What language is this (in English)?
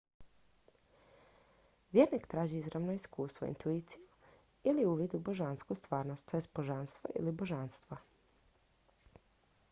Croatian